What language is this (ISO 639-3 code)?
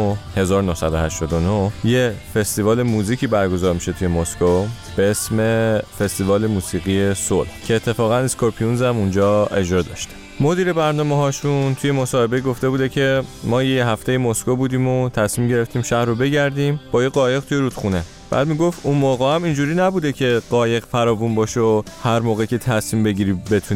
fas